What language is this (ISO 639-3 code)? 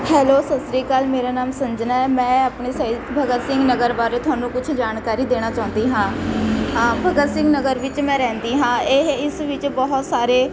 pan